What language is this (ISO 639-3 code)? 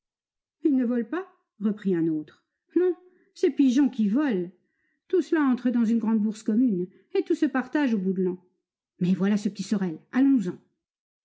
fra